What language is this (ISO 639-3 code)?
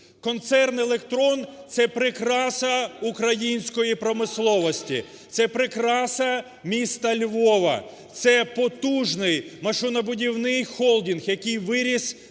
ukr